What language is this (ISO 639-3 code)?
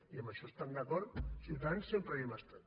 cat